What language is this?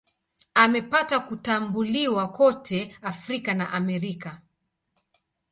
Swahili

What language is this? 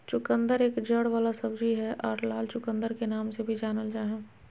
Magahi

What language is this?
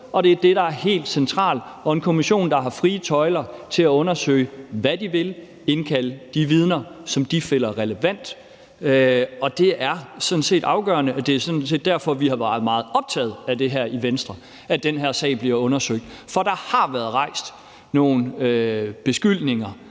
Danish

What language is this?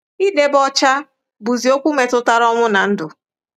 Igbo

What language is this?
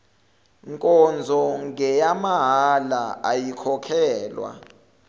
Zulu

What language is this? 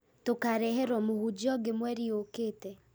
Kikuyu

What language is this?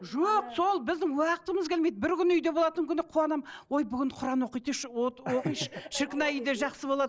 Kazakh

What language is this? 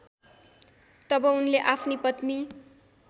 Nepali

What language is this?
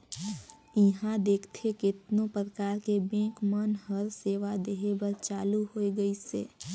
Chhattisgarhi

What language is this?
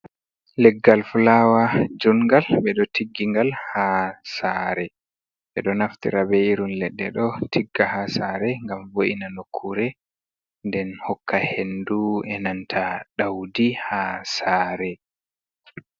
Fula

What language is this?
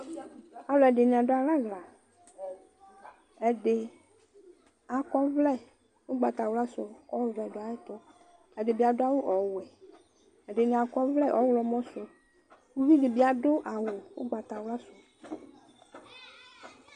Ikposo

